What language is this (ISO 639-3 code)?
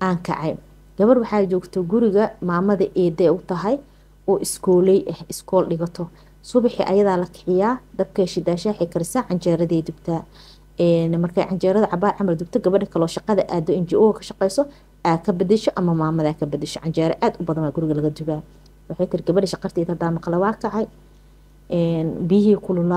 ara